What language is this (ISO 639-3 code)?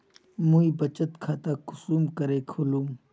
mag